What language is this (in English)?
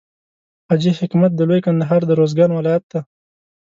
Pashto